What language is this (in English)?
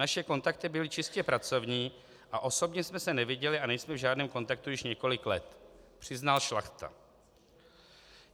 Czech